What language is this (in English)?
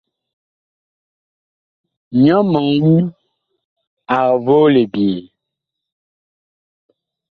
Bakoko